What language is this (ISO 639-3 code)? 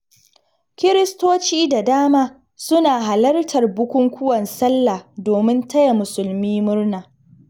hau